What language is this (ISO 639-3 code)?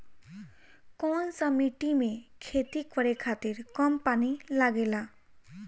bho